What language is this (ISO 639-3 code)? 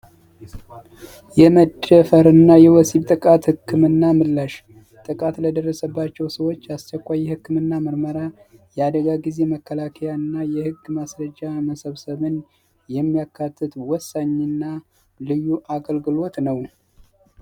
amh